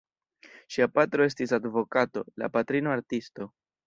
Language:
Esperanto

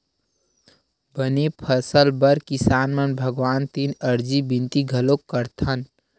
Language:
Chhattisgarhi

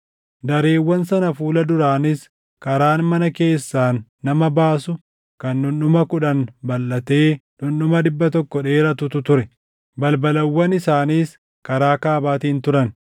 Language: Oromo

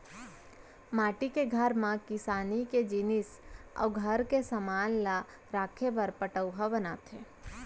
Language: Chhattisgarhi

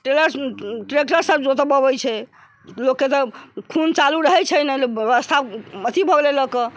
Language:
Maithili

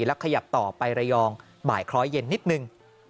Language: Thai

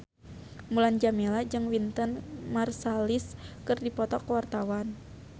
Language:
Sundanese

